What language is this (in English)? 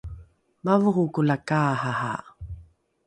Rukai